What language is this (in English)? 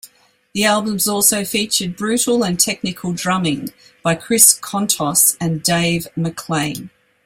English